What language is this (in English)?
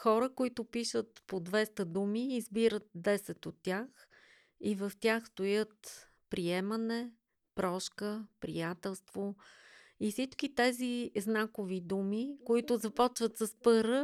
Bulgarian